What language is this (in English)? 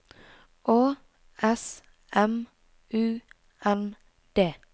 Norwegian